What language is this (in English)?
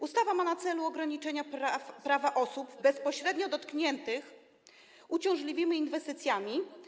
Polish